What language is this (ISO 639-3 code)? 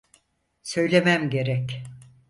tur